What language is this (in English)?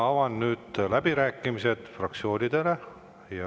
Estonian